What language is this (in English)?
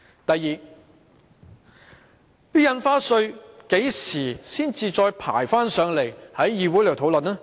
Cantonese